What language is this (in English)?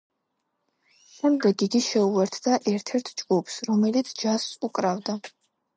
Georgian